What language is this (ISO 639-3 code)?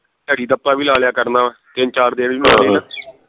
pan